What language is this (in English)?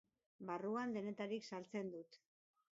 Basque